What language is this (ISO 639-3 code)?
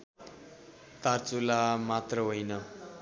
nep